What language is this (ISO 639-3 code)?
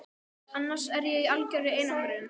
isl